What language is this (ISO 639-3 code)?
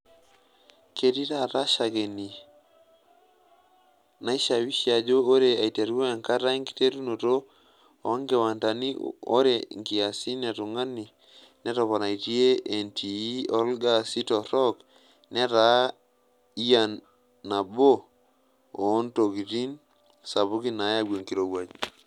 mas